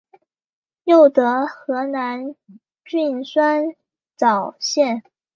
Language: Chinese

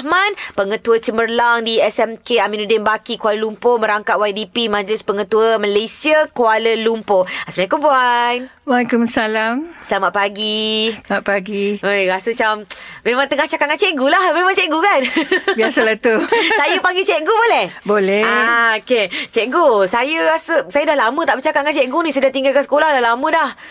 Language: Malay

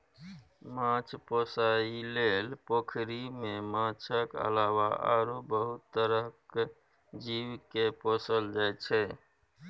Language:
Maithili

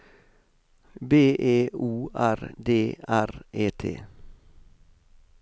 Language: Norwegian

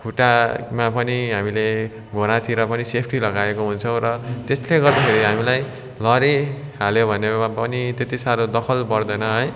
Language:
Nepali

